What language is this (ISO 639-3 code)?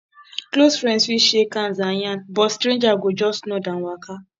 pcm